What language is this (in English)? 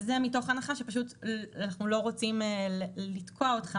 Hebrew